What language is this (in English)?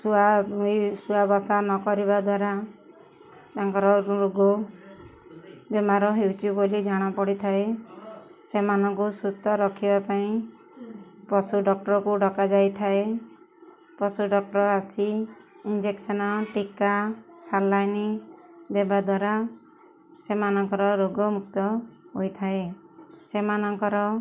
Odia